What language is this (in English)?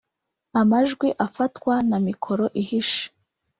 Kinyarwanda